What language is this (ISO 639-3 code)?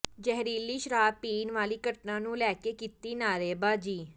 pan